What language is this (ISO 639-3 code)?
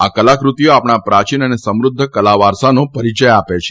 guj